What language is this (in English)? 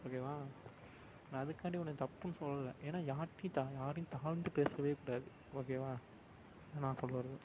Tamil